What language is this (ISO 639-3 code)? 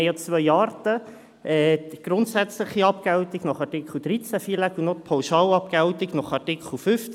gsw